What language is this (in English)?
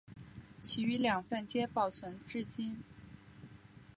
Chinese